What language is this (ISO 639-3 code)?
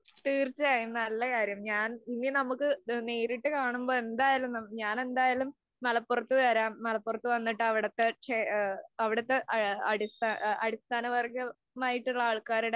mal